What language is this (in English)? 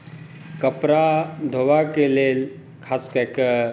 Maithili